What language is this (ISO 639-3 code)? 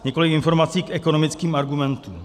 ces